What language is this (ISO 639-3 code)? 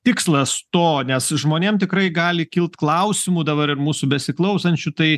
lit